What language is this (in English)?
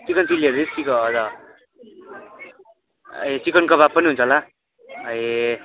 Nepali